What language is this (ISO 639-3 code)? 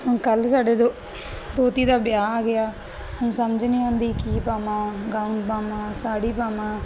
pan